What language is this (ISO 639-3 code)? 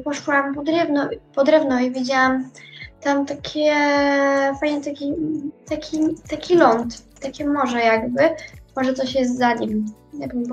pol